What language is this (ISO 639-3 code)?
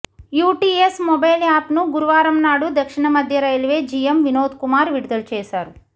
tel